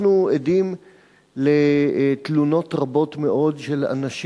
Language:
Hebrew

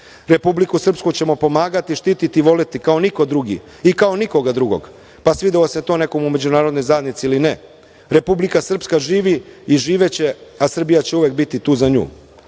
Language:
Serbian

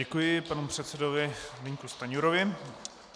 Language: Czech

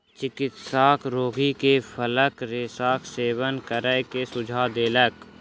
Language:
Maithili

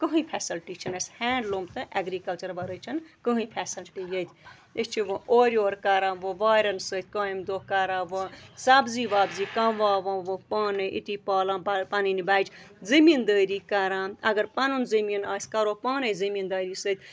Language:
Kashmiri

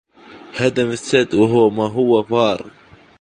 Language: Arabic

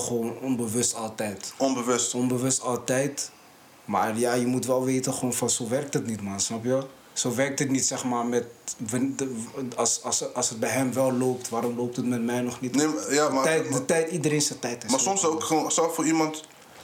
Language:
Dutch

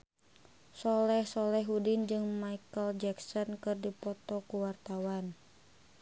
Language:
Sundanese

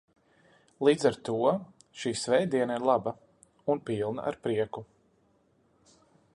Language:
Latvian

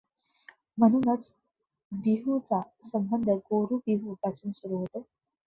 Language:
Marathi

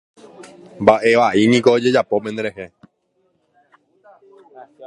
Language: Guarani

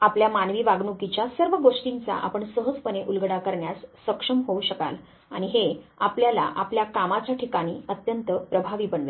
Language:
Marathi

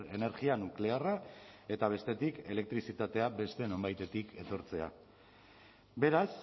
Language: Basque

